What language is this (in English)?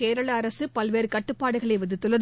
Tamil